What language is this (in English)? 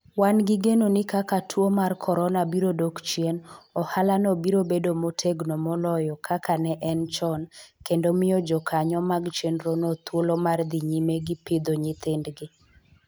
Luo (Kenya and Tanzania)